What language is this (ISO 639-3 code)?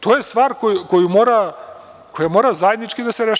srp